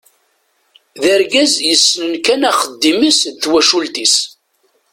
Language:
Kabyle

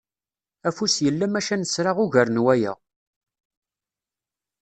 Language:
Kabyle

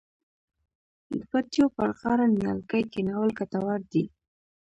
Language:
Pashto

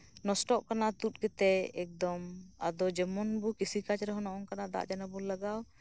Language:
Santali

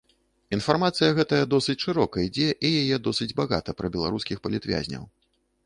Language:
Belarusian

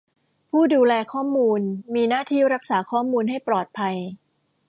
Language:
Thai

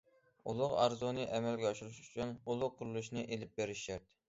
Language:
Uyghur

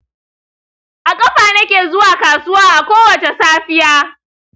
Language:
Hausa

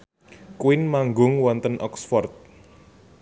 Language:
Javanese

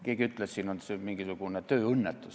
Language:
Estonian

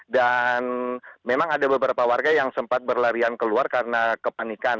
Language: Indonesian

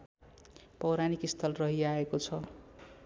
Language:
Nepali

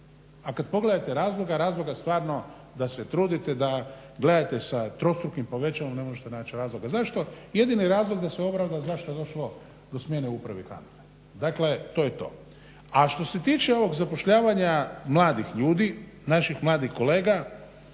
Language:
Croatian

